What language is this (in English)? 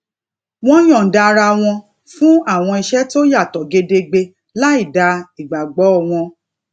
Yoruba